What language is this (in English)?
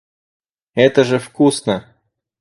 Russian